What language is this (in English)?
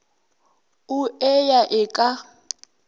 Northern Sotho